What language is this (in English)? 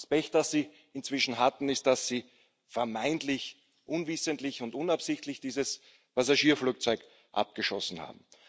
German